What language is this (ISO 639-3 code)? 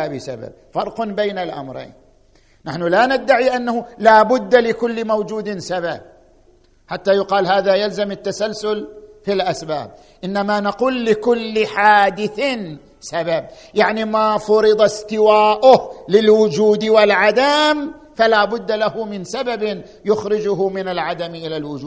ara